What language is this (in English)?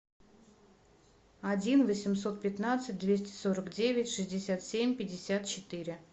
Russian